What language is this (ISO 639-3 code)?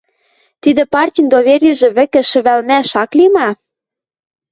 mrj